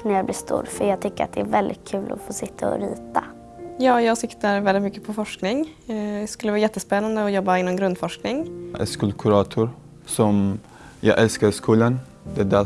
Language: Swedish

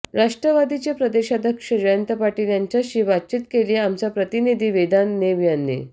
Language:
Marathi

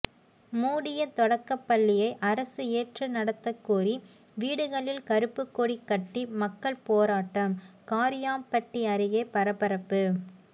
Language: Tamil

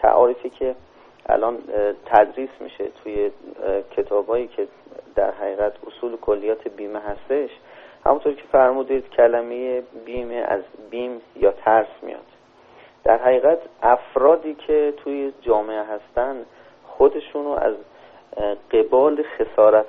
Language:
Persian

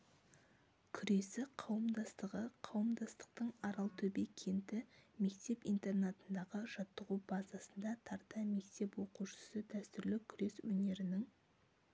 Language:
Kazakh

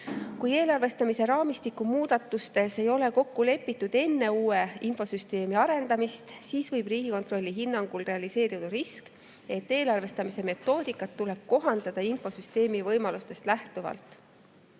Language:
Estonian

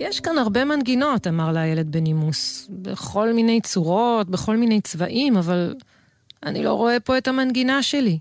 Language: Hebrew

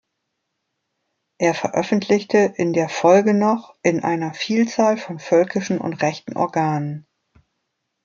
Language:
German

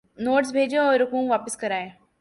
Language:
Urdu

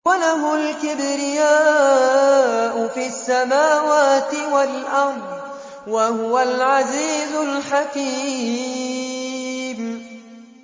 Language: Arabic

